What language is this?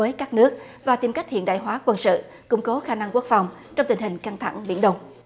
Vietnamese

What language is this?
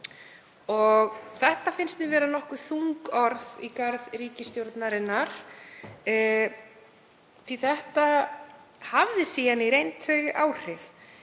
Icelandic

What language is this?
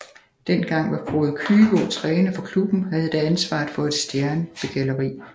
Danish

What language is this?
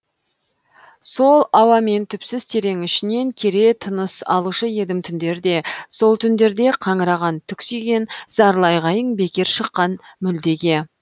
Kazakh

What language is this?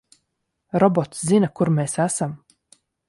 Latvian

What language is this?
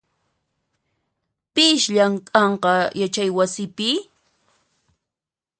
Puno Quechua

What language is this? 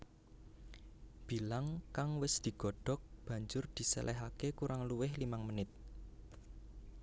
Javanese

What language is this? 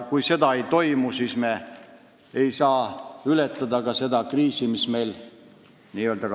Estonian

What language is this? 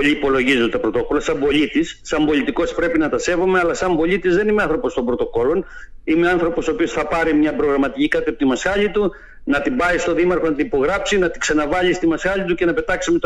Greek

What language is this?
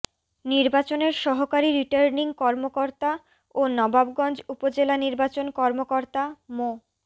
Bangla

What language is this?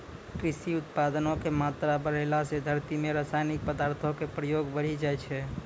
Maithili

